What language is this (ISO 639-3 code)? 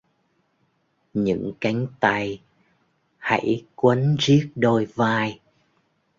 vie